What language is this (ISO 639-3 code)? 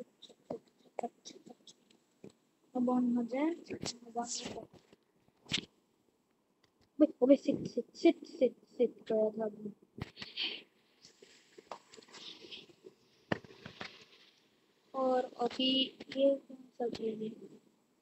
ind